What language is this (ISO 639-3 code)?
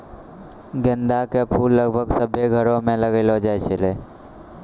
mai